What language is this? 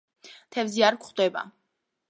Georgian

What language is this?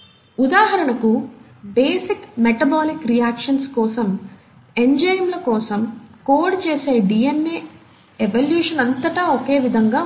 Telugu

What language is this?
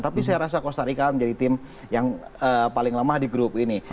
Indonesian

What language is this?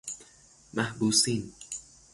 Persian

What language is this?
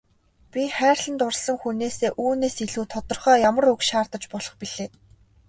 Mongolian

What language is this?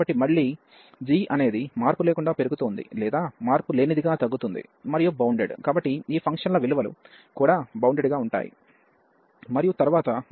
Telugu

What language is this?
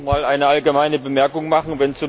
German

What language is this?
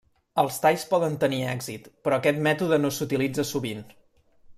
Catalan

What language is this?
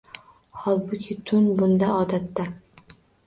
Uzbek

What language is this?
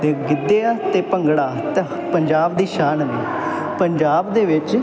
Punjabi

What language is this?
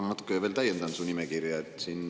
Estonian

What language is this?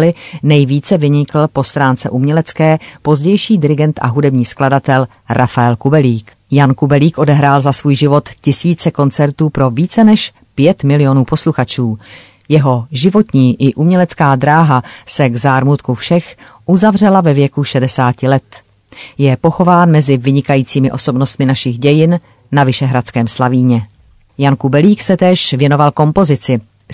Czech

